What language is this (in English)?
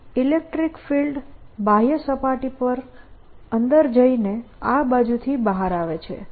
Gujarati